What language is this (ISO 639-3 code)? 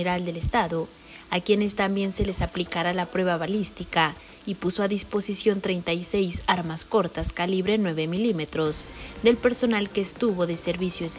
spa